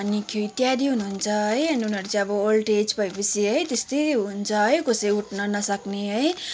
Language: Nepali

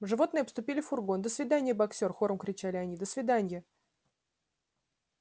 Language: Russian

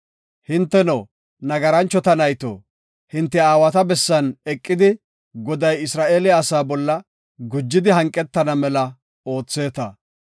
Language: Gofa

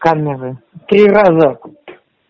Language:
Russian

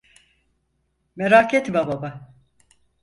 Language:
Turkish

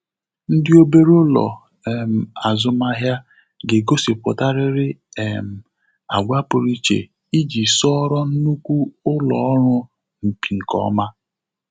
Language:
Igbo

